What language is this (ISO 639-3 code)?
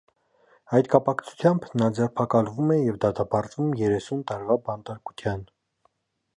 hye